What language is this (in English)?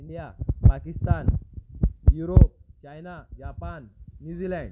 Marathi